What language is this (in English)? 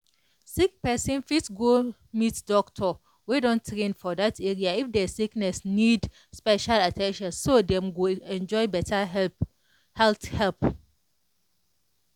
Nigerian Pidgin